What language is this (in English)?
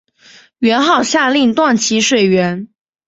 Chinese